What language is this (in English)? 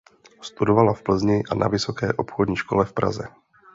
Czech